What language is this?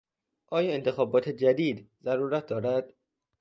Persian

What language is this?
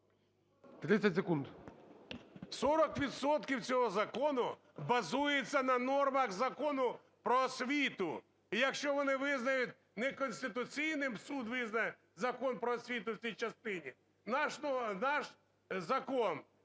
Ukrainian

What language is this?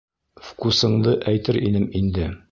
Bashkir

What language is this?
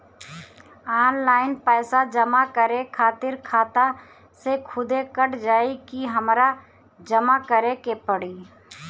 Bhojpuri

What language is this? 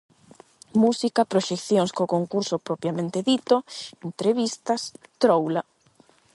Galician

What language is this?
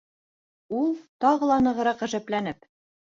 Bashkir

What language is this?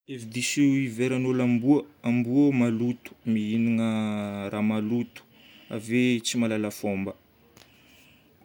Northern Betsimisaraka Malagasy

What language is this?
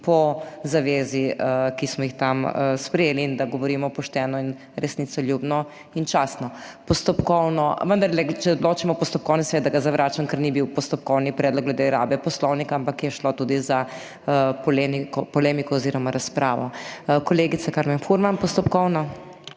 Slovenian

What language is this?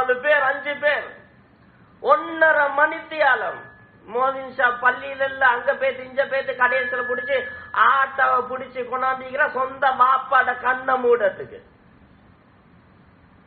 Arabic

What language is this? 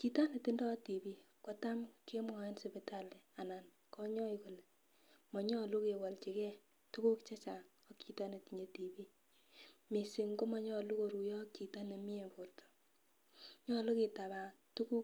Kalenjin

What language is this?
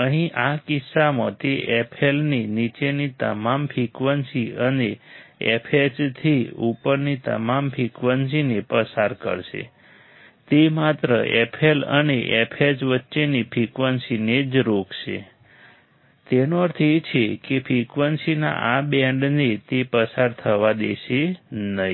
Gujarati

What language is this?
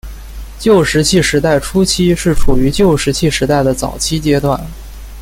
Chinese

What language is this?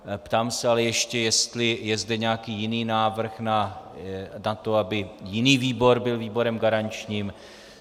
Czech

